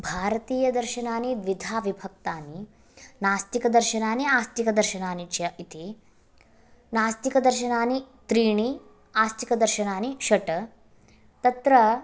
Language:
Sanskrit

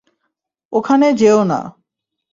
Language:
Bangla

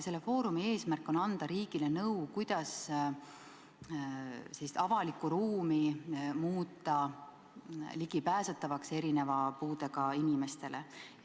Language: Estonian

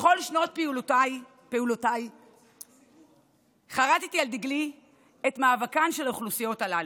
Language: Hebrew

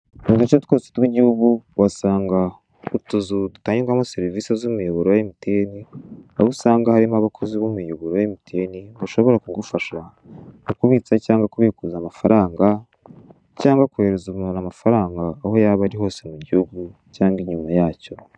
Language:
Kinyarwanda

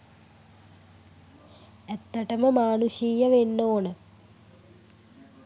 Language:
Sinhala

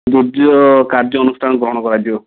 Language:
Odia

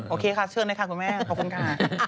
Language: Thai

